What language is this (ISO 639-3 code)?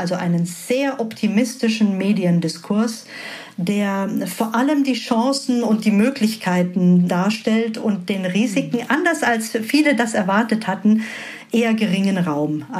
deu